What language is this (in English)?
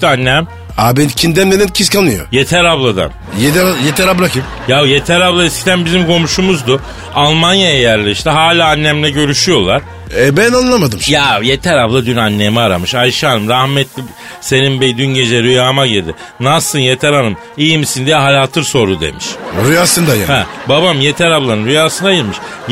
Turkish